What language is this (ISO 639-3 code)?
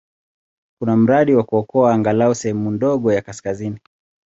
swa